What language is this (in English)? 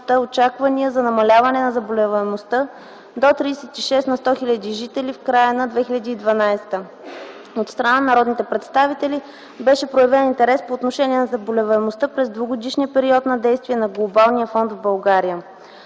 Bulgarian